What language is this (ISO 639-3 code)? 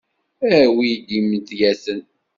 kab